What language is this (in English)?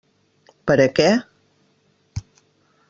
Catalan